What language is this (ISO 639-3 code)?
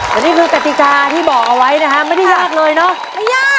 tha